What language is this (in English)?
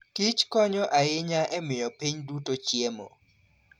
Luo (Kenya and Tanzania)